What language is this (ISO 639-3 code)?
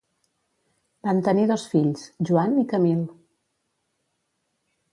cat